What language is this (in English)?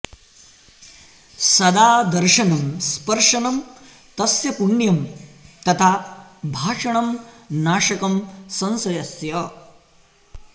Sanskrit